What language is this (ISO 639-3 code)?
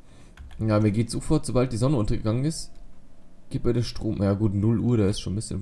deu